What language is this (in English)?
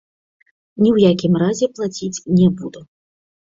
Belarusian